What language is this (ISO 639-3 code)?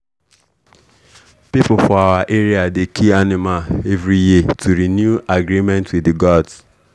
pcm